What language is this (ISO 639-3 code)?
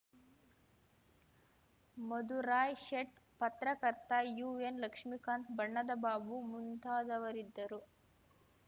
kan